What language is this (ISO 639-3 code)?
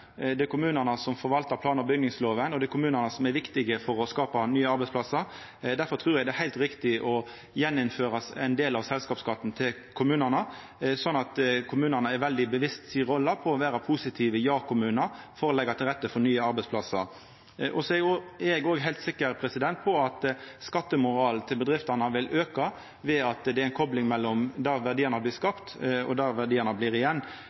nno